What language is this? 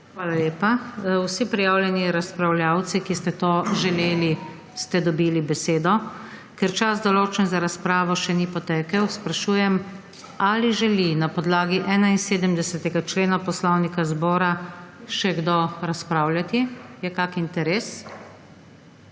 Slovenian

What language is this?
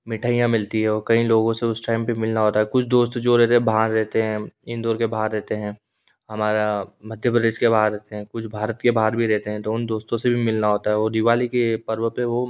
Hindi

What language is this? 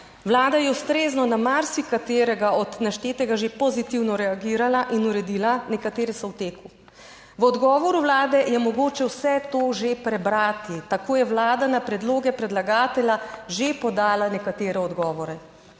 Slovenian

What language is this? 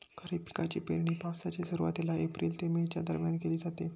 Marathi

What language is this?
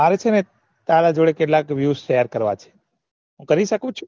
Gujarati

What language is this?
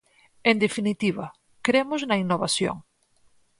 Galician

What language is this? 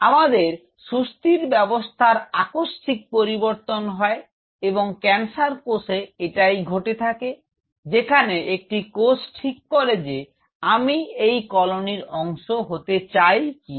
Bangla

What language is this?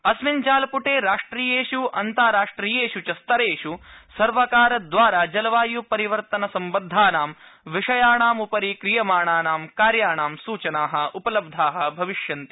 Sanskrit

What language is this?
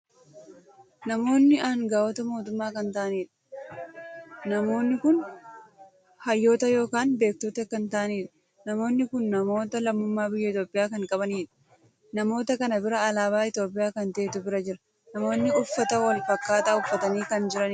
Oromo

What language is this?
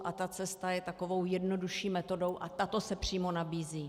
Czech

